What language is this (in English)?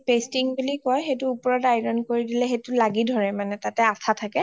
Assamese